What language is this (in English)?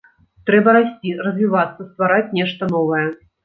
Belarusian